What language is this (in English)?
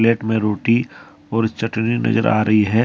Hindi